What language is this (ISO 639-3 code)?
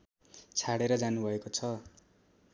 nep